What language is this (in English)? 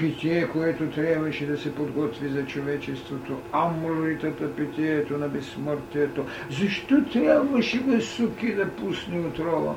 Bulgarian